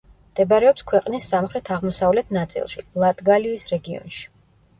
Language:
Georgian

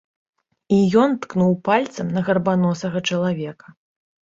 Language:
Belarusian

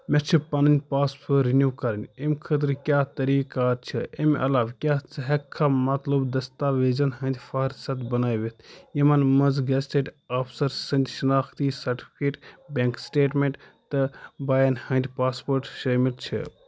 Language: Kashmiri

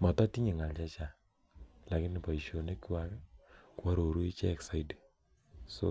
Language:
Kalenjin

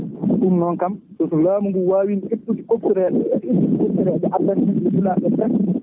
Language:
Fula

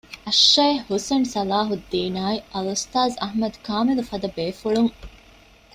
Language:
Divehi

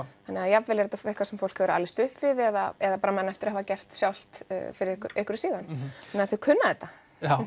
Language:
Icelandic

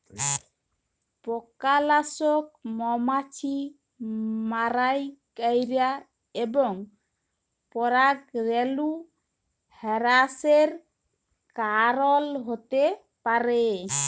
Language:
Bangla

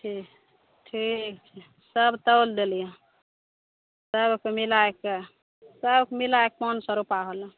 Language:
Maithili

